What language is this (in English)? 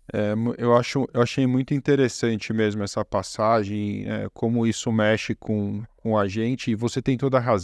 Portuguese